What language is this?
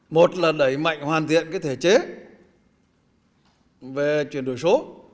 Vietnamese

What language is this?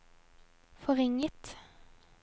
Norwegian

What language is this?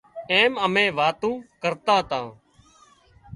Wadiyara Koli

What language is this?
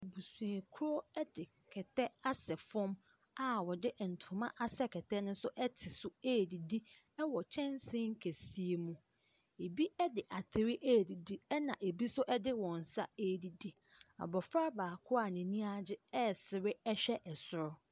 Akan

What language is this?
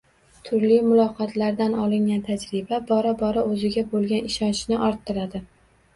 Uzbek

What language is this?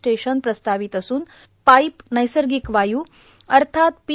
Marathi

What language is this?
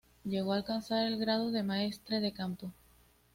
Spanish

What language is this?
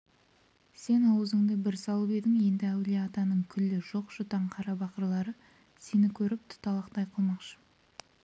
Kazakh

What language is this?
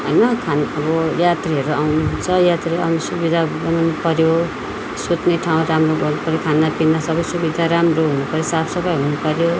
Nepali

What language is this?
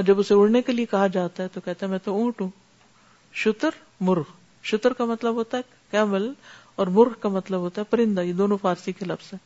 Urdu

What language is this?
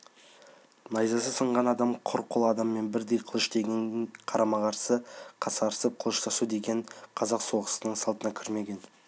Kazakh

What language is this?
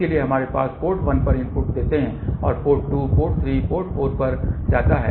Hindi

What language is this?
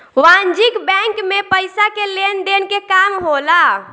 Bhojpuri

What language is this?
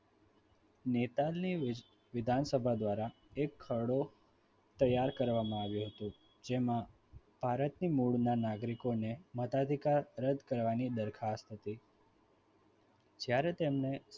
Gujarati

